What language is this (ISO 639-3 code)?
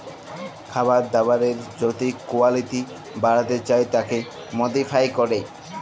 ben